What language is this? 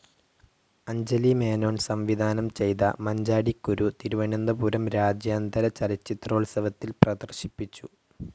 Malayalam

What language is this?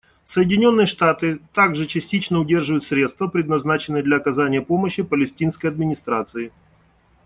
Russian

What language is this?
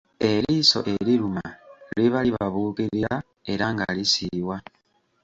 Ganda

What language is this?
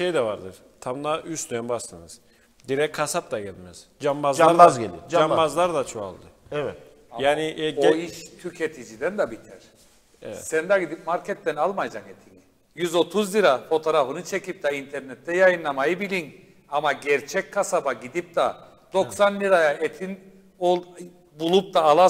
Turkish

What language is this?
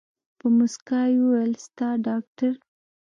Pashto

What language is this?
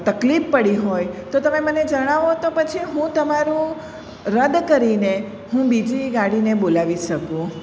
Gujarati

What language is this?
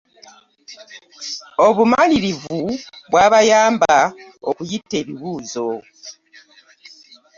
Ganda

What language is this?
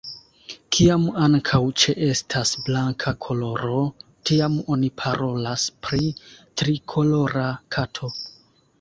Esperanto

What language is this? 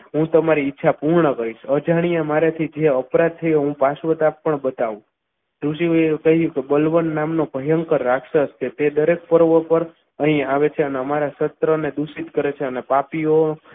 Gujarati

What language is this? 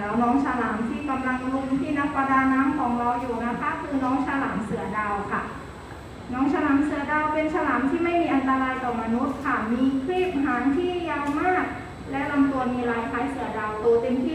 Thai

